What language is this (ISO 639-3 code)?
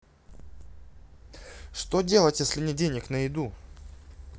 rus